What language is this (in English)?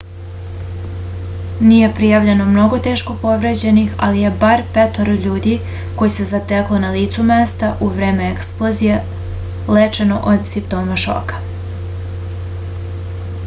Serbian